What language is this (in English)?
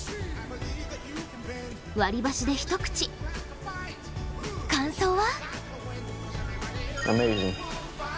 Japanese